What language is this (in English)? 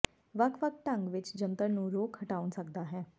Punjabi